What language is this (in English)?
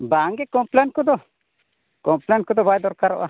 Santali